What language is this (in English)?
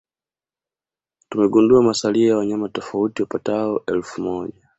Swahili